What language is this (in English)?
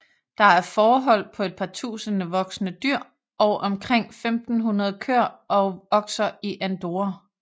Danish